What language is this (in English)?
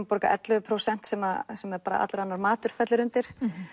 Icelandic